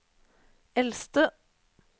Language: Norwegian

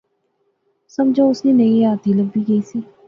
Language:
Pahari-Potwari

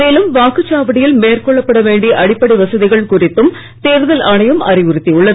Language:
Tamil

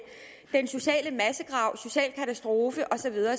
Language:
Danish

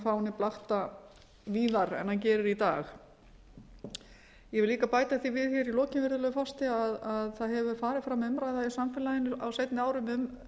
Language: Icelandic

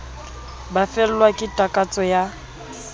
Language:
Southern Sotho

